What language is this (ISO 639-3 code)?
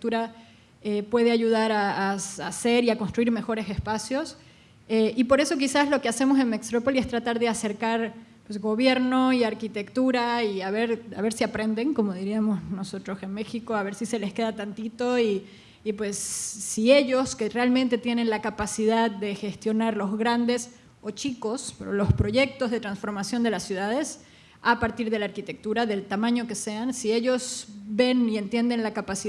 spa